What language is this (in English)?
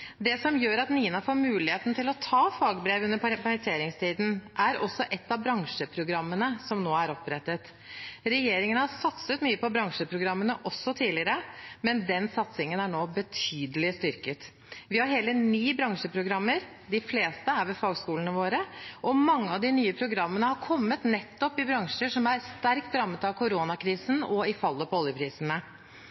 Norwegian Bokmål